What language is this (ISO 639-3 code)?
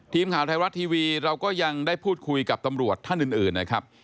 tha